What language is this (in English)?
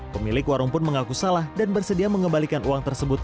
Indonesian